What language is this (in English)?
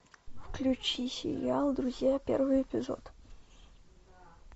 Russian